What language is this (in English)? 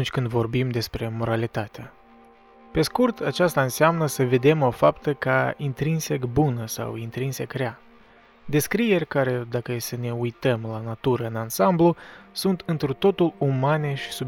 Romanian